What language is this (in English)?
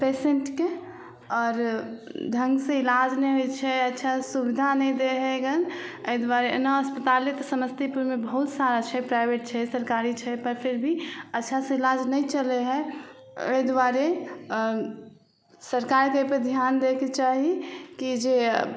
Maithili